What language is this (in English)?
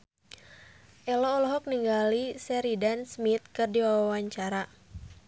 Sundanese